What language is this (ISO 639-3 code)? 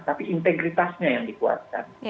ind